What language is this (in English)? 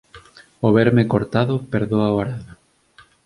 Galician